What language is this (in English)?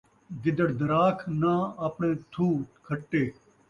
Saraiki